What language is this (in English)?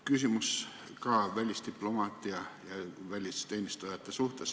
Estonian